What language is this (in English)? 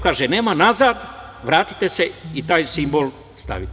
Serbian